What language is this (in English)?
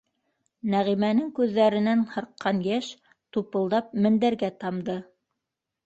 Bashkir